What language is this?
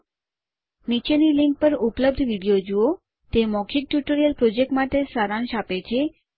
Gujarati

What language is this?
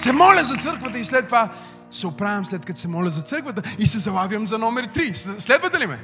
Bulgarian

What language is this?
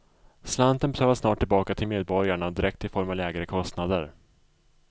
Swedish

